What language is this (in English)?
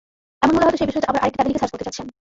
Bangla